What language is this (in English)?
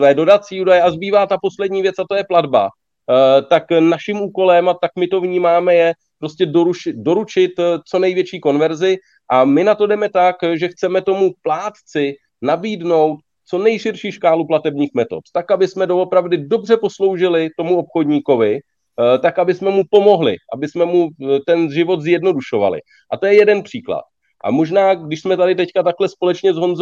Czech